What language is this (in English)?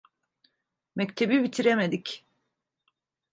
Turkish